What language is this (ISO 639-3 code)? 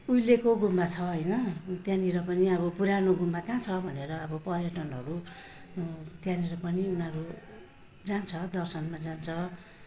nep